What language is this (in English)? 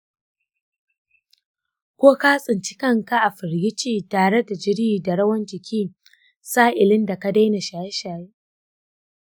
Hausa